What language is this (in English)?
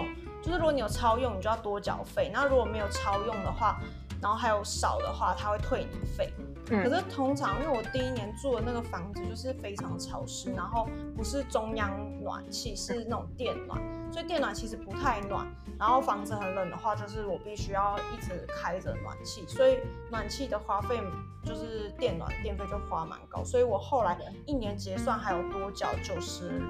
Chinese